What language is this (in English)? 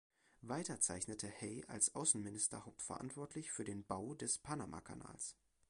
German